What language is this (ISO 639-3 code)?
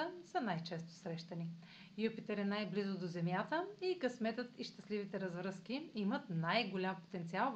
bul